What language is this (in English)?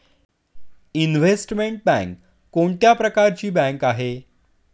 Marathi